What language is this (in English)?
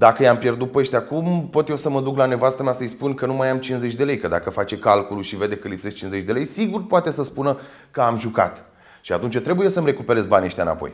Romanian